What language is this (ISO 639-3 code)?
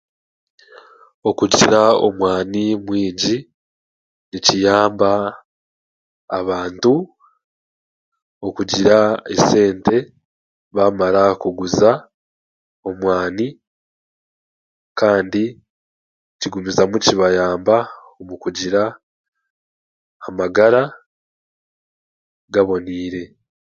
cgg